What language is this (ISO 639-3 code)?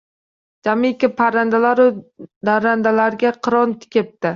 uzb